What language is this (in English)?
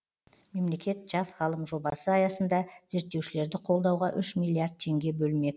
Kazakh